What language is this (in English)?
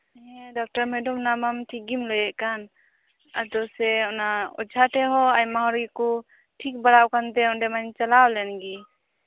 Santali